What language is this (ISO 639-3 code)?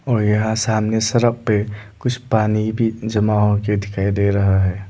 hin